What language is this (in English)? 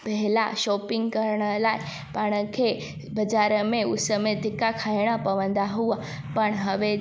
Sindhi